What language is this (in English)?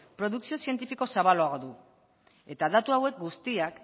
Basque